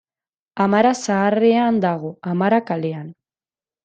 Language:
Basque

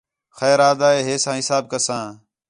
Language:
Khetrani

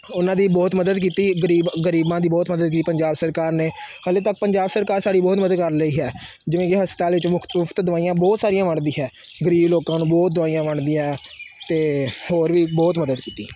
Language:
Punjabi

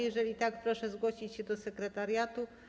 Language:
Polish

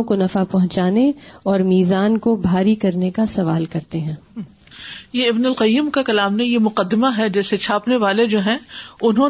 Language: Urdu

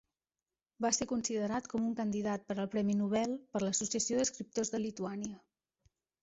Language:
Catalan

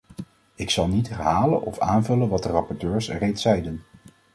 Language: Dutch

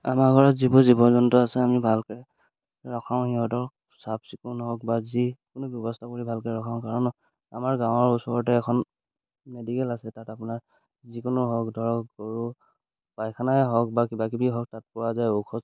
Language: Assamese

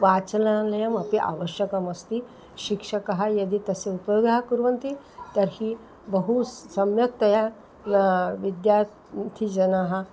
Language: Sanskrit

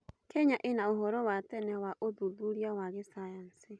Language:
Kikuyu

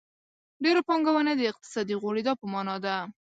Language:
Pashto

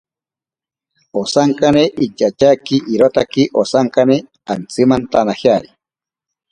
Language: Ashéninka Perené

